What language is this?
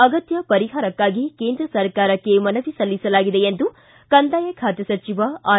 Kannada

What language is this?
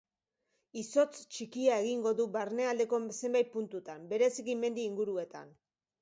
Basque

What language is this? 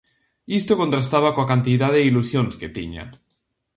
Galician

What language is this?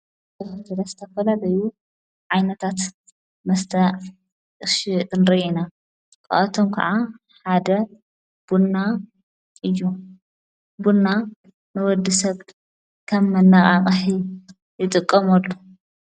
Tigrinya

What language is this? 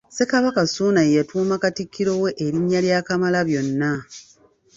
Ganda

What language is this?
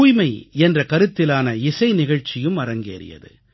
Tamil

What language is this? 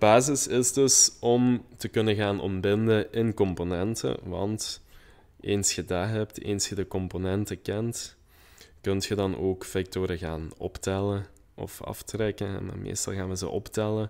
Dutch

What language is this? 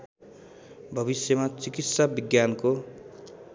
Nepali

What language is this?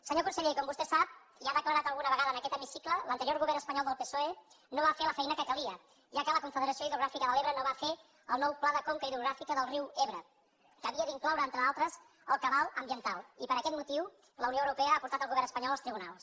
Catalan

